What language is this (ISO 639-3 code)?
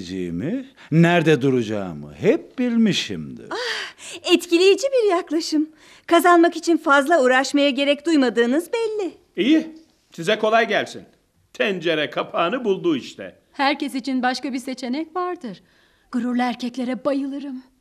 tur